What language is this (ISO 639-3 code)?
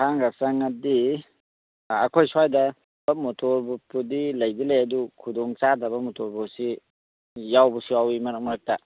mni